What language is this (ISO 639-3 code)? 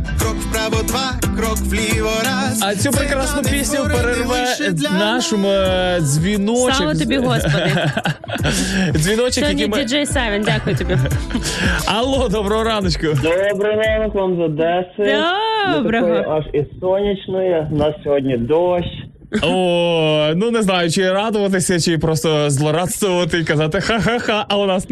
ukr